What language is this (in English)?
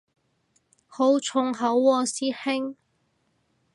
Cantonese